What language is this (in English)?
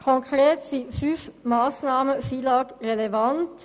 Swiss German